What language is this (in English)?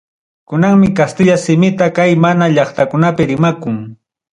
Ayacucho Quechua